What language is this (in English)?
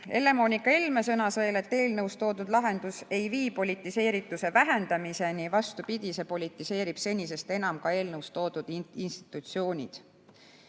Estonian